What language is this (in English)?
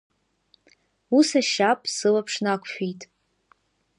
Abkhazian